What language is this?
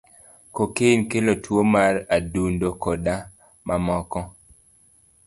Luo (Kenya and Tanzania)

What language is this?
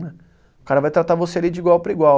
Portuguese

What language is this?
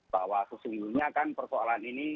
Indonesian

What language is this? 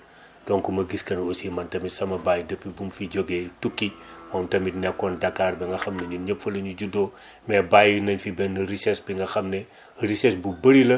Wolof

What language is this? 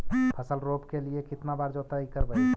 Magahi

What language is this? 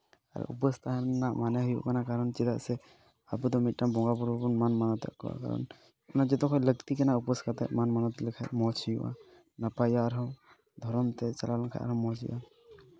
Santali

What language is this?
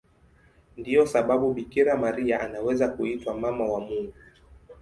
Swahili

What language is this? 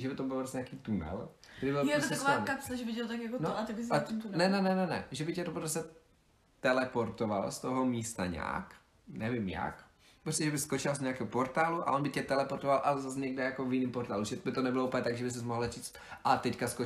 Czech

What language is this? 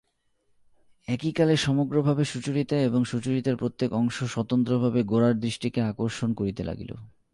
Bangla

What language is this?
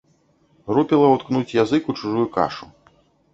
Belarusian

